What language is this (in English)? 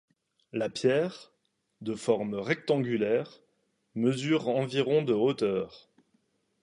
French